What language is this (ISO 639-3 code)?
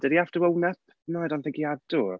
eng